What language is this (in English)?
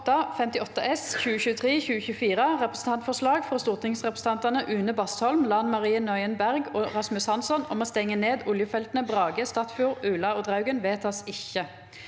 Norwegian